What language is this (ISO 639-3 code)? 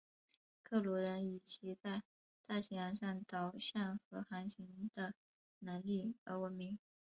zho